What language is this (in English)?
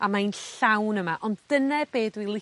Welsh